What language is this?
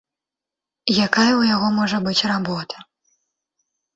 Belarusian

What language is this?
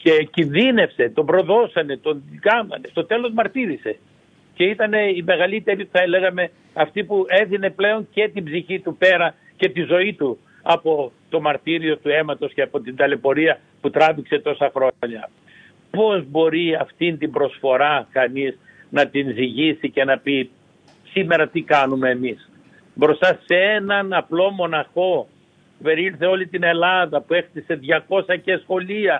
Greek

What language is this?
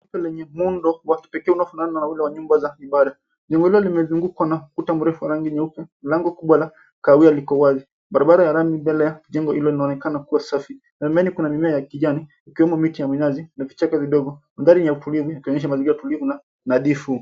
Swahili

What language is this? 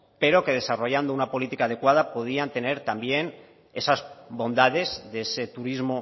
Spanish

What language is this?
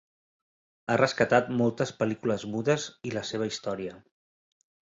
Catalan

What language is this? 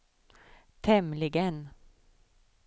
Swedish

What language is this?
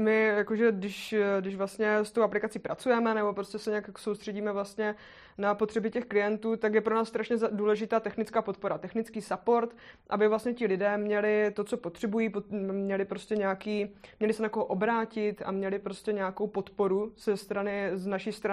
Czech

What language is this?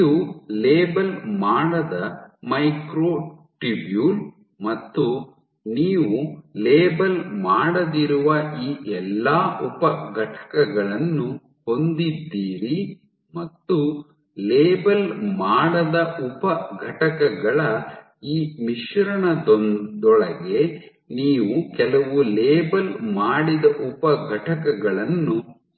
Kannada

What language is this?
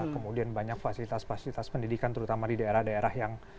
Indonesian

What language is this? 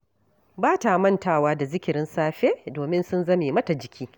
Hausa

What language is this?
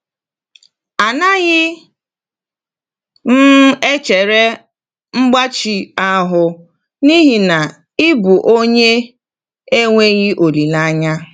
Igbo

